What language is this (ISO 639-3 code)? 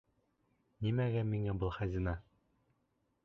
bak